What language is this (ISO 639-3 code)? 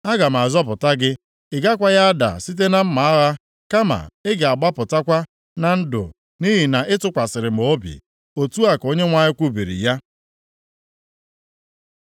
ibo